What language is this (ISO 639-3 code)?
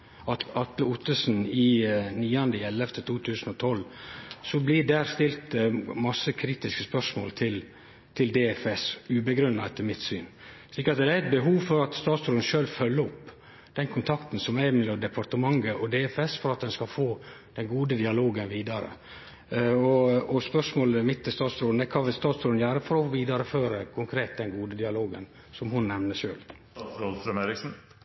nno